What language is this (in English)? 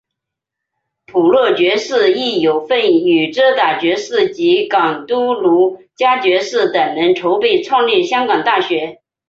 Chinese